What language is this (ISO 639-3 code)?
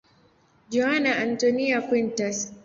swa